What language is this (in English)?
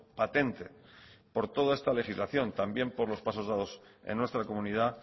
Spanish